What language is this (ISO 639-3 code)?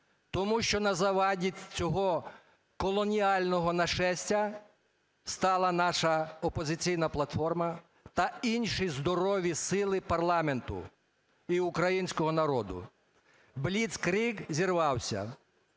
ukr